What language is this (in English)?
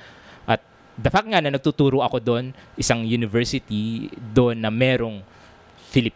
Filipino